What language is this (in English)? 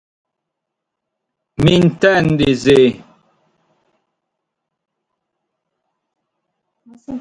Sardinian